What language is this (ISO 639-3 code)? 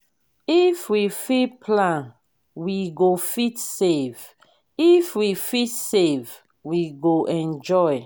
pcm